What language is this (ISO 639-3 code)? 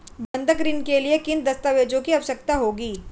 hin